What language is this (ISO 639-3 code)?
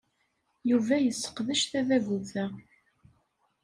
kab